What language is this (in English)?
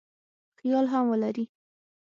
Pashto